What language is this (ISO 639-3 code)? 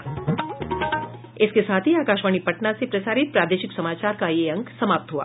hin